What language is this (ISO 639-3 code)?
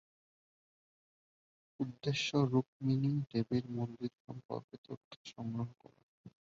ben